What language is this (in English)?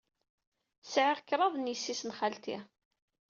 Kabyle